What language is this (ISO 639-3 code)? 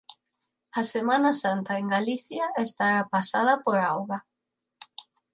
glg